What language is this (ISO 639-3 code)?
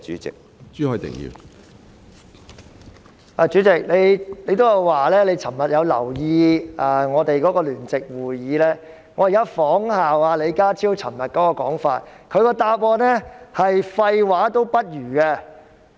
yue